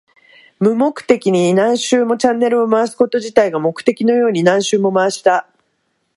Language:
Japanese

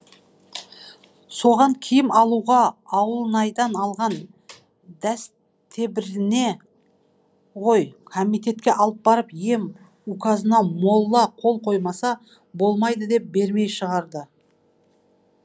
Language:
Kazakh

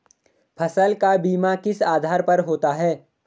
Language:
Hindi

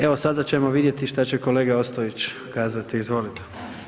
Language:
Croatian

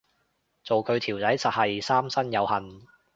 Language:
Cantonese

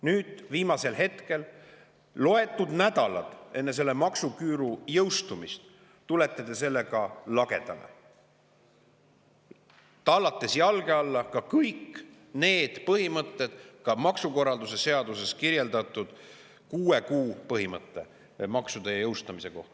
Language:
Estonian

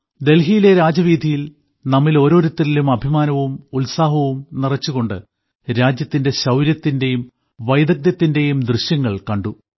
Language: Malayalam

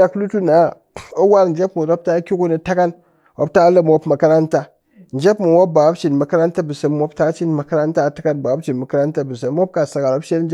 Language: Cakfem-Mushere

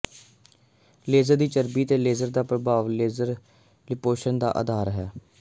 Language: Punjabi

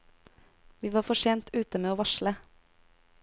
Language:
Norwegian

